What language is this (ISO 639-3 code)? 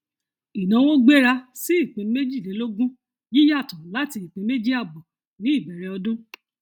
yor